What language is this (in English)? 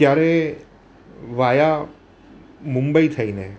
Gujarati